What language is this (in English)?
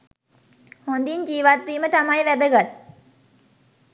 Sinhala